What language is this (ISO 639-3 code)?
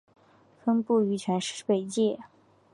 zho